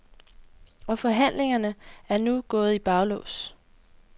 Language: Danish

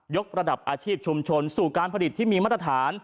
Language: Thai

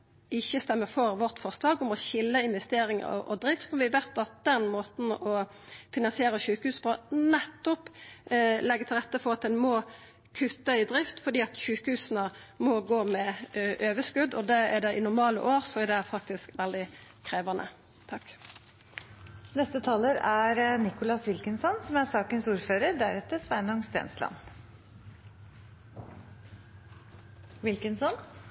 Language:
Norwegian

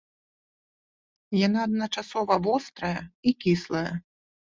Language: Belarusian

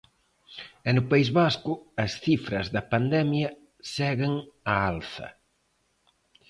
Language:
Galician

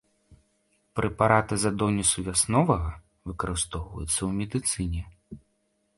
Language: Belarusian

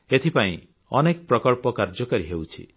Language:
Odia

